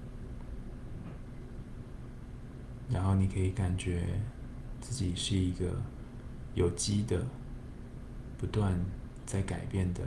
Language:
Chinese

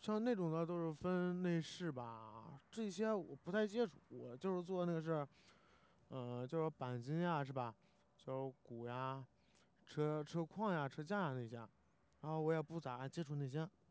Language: Chinese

